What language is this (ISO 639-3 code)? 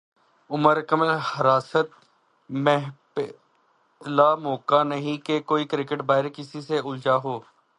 urd